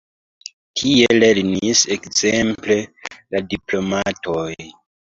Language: Esperanto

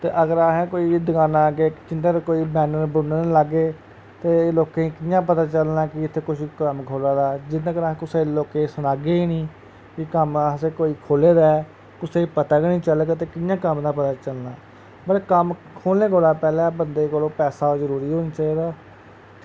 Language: Dogri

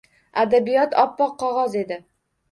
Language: Uzbek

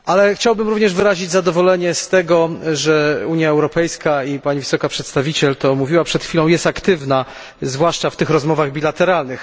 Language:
Polish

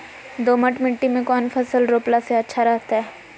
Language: Magahi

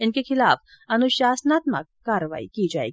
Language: Hindi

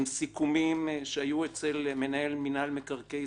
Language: Hebrew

